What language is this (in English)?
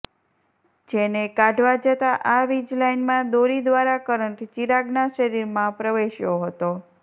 Gujarati